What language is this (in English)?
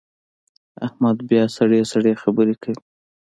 Pashto